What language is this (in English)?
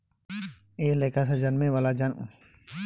Bhojpuri